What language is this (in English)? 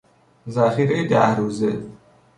Persian